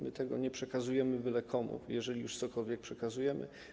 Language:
Polish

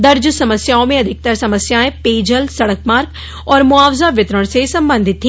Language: Hindi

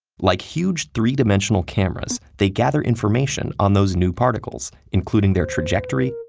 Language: English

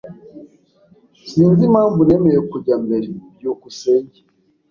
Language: Kinyarwanda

